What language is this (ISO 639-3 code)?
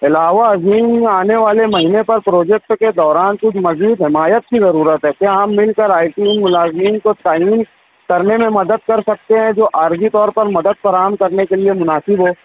urd